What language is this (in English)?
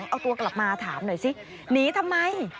Thai